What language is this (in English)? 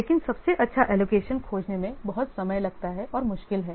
Hindi